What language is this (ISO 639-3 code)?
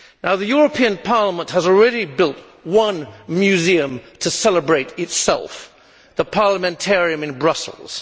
eng